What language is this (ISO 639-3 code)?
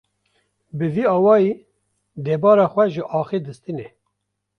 kur